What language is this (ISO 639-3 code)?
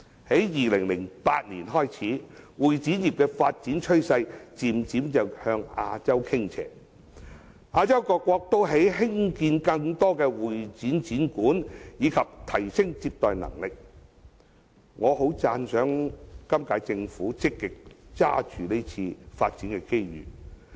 yue